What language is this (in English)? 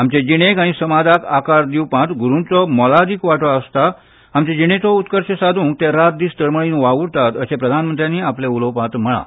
Konkani